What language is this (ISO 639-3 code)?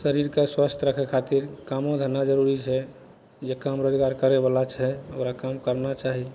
mai